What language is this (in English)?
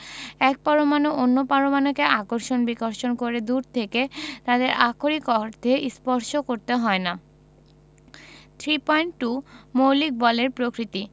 Bangla